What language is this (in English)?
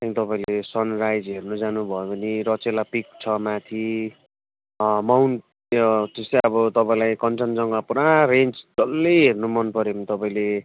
Nepali